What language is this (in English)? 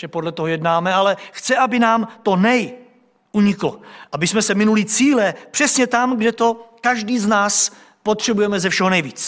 Czech